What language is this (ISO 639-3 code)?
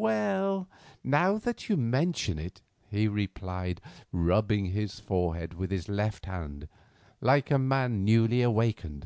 eng